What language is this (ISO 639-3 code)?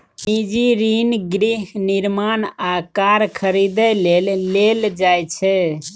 mai